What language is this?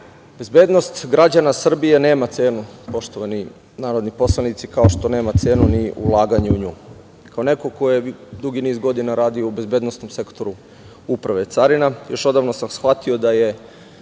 Serbian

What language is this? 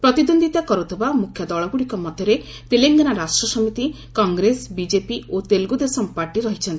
Odia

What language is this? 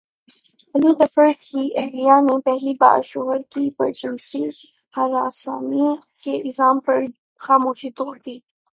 Urdu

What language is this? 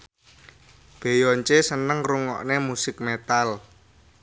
Javanese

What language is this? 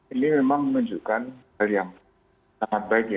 Indonesian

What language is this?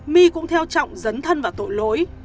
Vietnamese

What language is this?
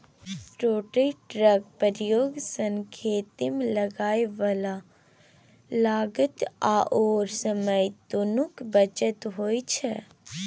Maithili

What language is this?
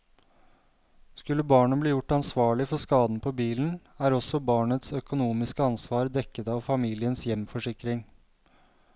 Norwegian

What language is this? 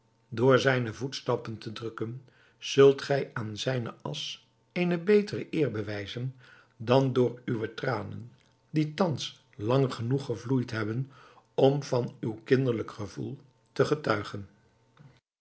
Dutch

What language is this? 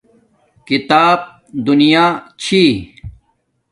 Domaaki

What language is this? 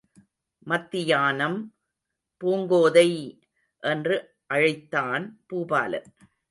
Tamil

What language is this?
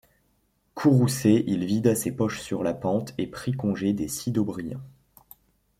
French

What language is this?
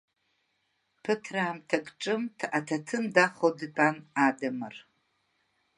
Abkhazian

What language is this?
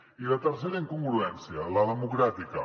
Catalan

